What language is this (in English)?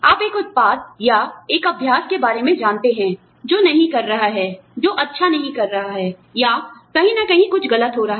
Hindi